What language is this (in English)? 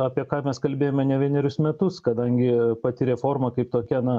Lithuanian